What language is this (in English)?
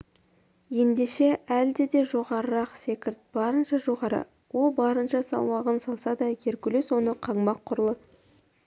Kazakh